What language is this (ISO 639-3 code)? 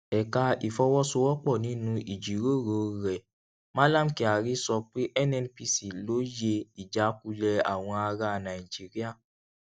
yor